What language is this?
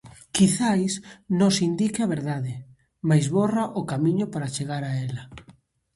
Galician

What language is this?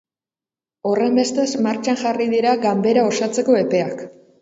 Basque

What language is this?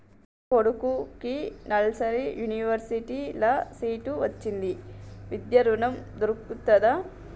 Telugu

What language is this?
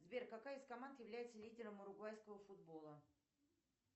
Russian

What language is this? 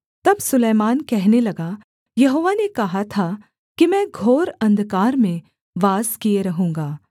Hindi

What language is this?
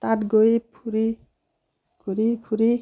Assamese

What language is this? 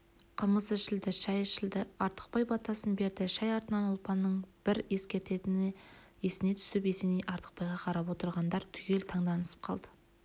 Kazakh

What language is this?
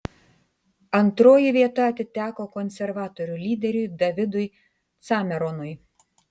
Lithuanian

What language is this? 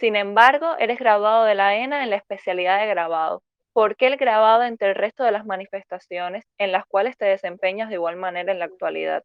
Spanish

